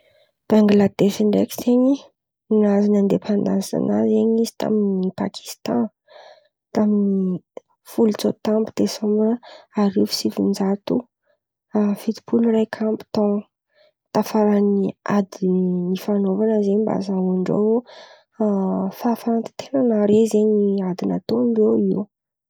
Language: Antankarana Malagasy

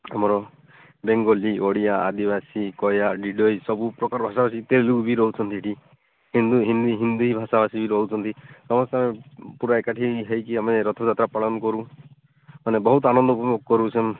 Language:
Odia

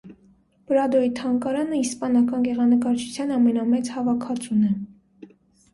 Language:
Armenian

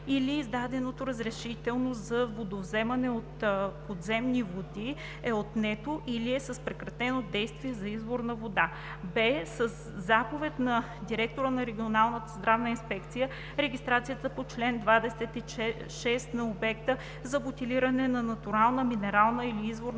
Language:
Bulgarian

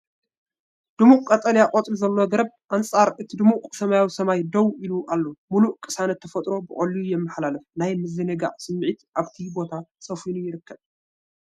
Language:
Tigrinya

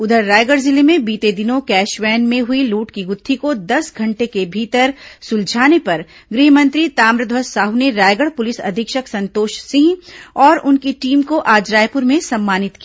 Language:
Hindi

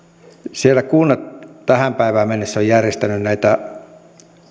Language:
Finnish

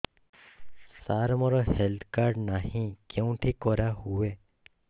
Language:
Odia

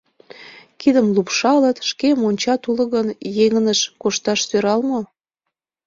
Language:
Mari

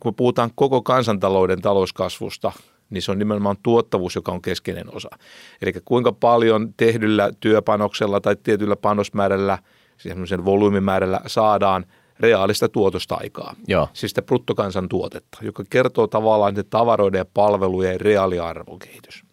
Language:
Finnish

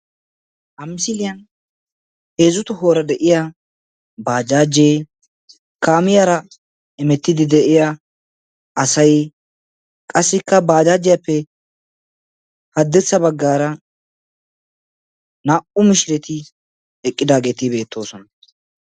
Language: Wolaytta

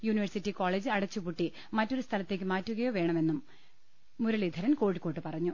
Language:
Malayalam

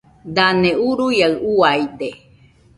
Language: Nüpode Huitoto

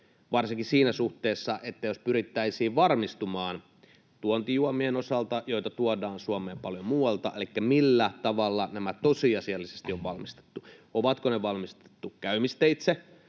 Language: Finnish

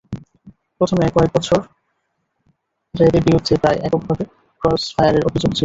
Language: Bangla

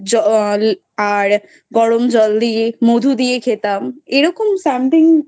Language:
Bangla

